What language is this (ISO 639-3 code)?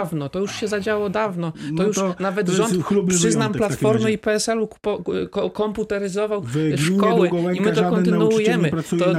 pol